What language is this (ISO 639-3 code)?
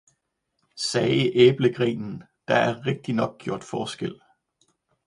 dan